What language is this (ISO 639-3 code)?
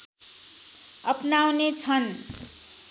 nep